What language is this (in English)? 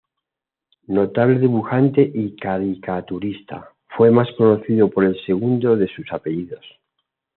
Spanish